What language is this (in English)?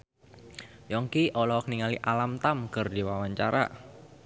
Sundanese